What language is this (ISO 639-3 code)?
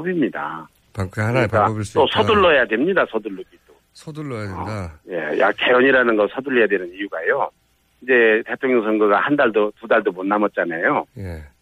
kor